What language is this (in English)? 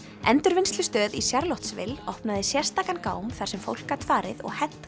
Icelandic